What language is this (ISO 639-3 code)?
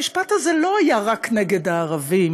heb